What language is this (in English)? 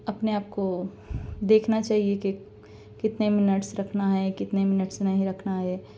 Urdu